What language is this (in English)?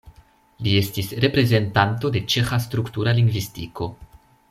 Esperanto